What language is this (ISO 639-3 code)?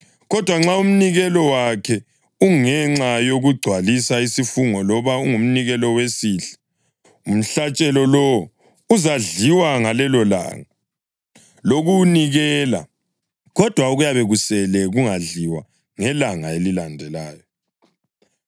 nde